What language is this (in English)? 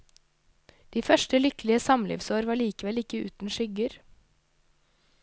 Norwegian